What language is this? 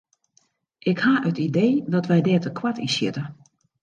Western Frisian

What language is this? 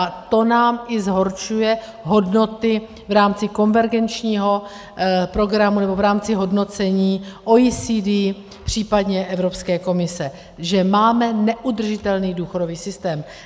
Czech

